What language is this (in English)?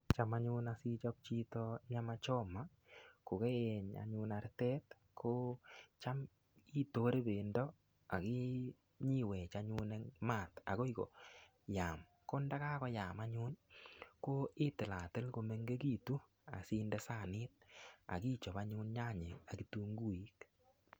Kalenjin